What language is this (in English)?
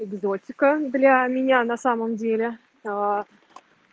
Russian